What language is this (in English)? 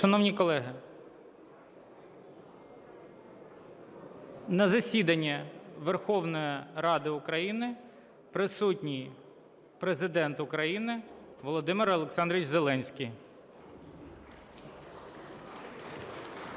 Ukrainian